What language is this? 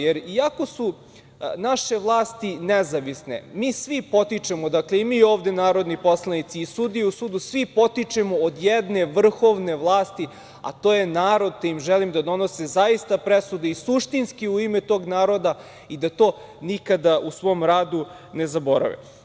Serbian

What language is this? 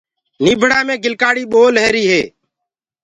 Gurgula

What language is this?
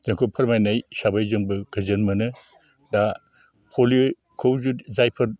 Bodo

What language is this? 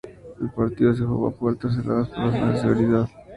Spanish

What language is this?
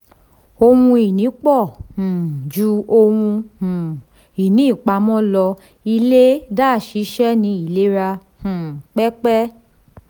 Yoruba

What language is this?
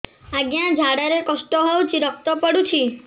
Odia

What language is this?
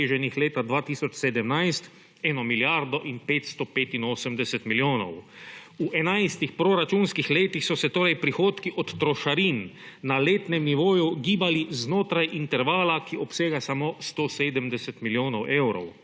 Slovenian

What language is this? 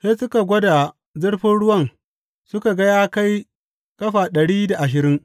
Hausa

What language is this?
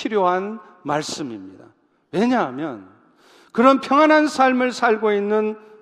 Korean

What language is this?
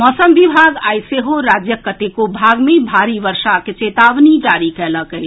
Maithili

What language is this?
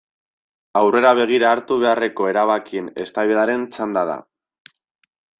Basque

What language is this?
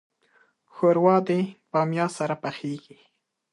Pashto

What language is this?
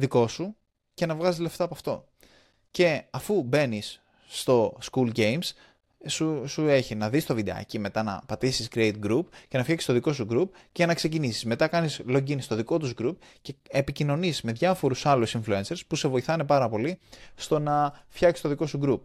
Greek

